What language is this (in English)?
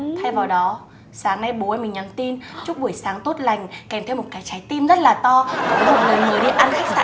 Vietnamese